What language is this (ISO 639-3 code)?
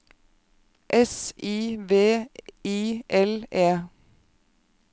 nor